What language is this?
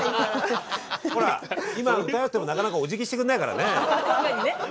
Japanese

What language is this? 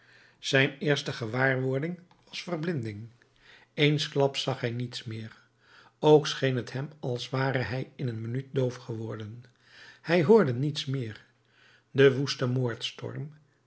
Dutch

